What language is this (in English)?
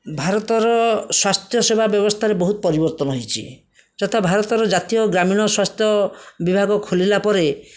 Odia